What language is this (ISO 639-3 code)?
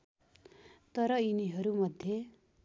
nep